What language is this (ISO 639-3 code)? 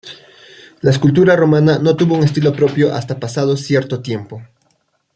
spa